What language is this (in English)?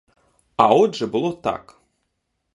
Ukrainian